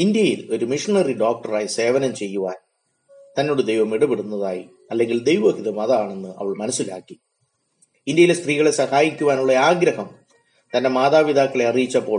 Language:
Malayalam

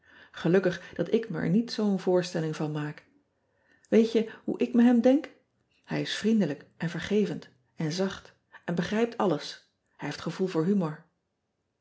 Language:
Dutch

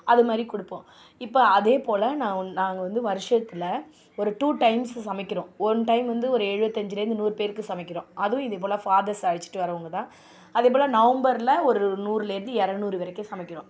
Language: Tamil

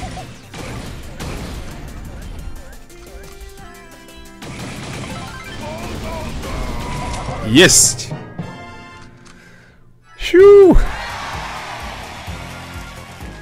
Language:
Russian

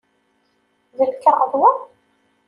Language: Kabyle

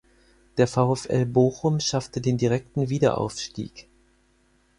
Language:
German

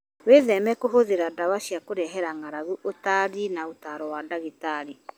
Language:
Kikuyu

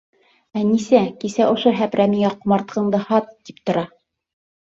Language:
Bashkir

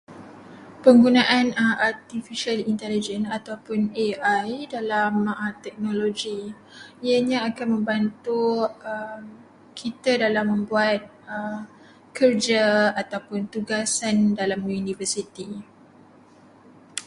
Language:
Malay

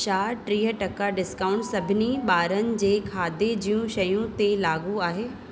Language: Sindhi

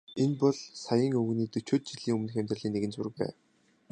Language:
Mongolian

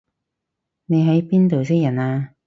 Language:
Cantonese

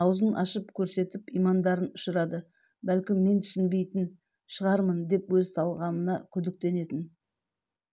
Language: Kazakh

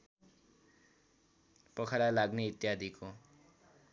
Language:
Nepali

